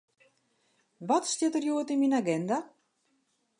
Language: Western Frisian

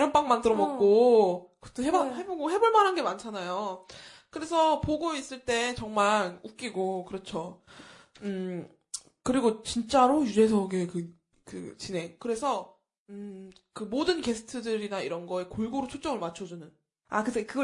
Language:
Korean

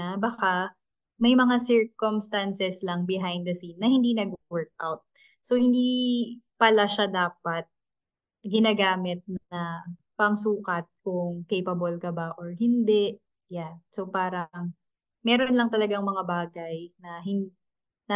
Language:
Filipino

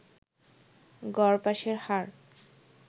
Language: Bangla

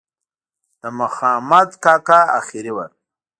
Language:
Pashto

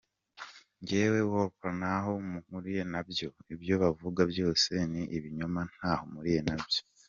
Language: Kinyarwanda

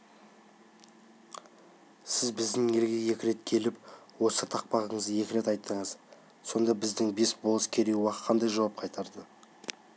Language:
Kazakh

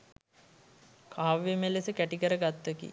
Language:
Sinhala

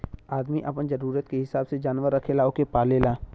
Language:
Bhojpuri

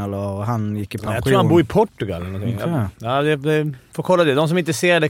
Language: Swedish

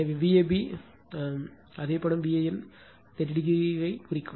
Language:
Tamil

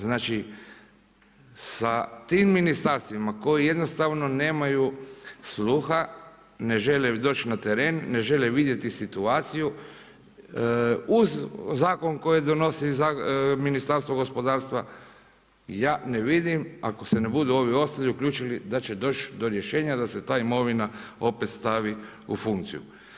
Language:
Croatian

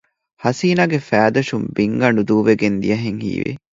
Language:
Divehi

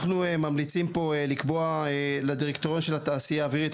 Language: Hebrew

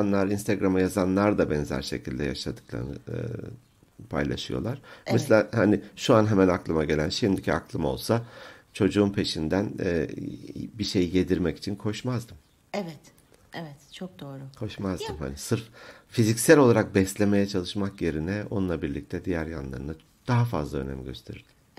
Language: Turkish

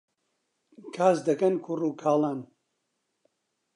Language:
Central Kurdish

